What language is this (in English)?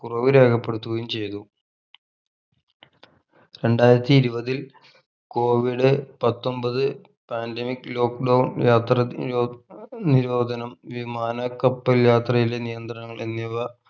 Malayalam